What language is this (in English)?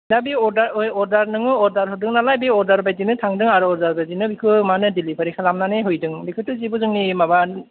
Bodo